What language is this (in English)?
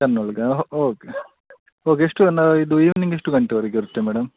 Kannada